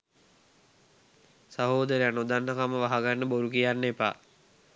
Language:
Sinhala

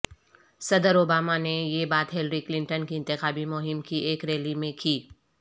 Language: Urdu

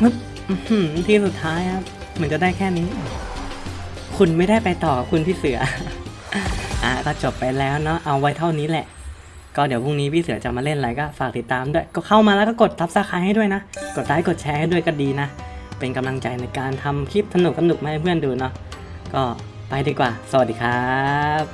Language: Thai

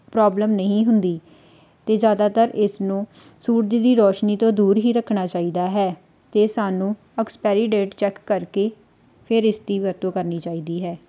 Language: Punjabi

